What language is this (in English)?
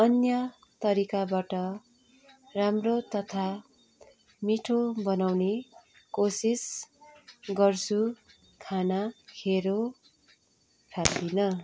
Nepali